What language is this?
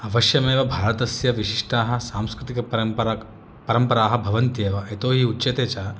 Sanskrit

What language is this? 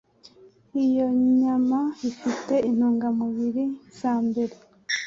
Kinyarwanda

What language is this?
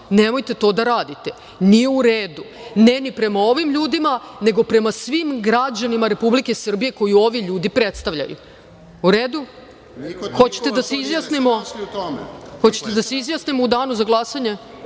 Serbian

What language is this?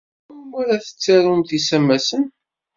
Kabyle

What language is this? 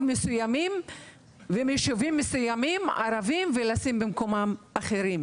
Hebrew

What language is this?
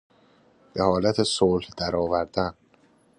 Persian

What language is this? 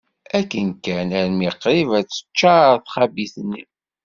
Kabyle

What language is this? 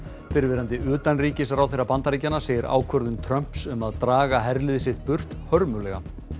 Icelandic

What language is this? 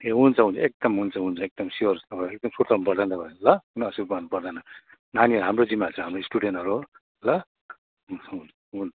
Nepali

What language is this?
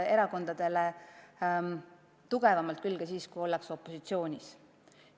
Estonian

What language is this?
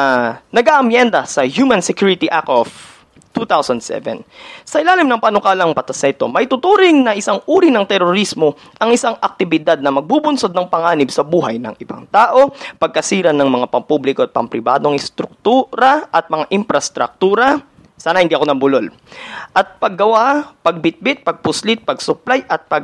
Filipino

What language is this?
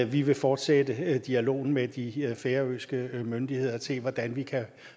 Danish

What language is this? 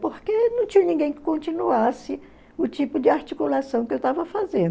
Portuguese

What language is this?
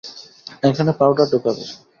Bangla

